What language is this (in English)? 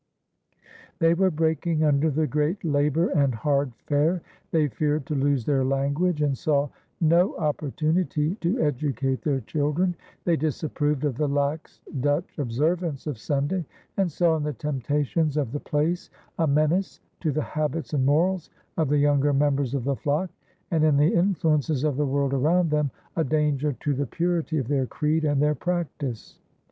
English